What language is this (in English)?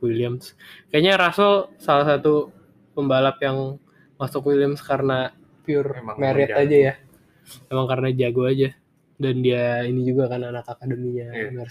Indonesian